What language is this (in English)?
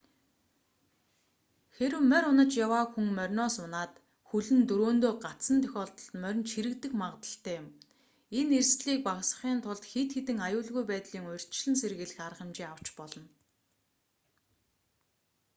Mongolian